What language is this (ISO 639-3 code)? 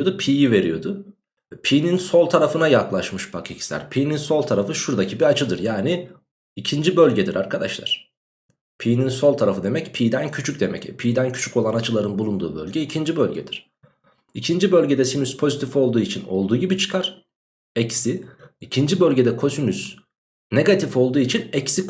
tur